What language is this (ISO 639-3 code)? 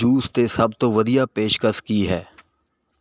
pan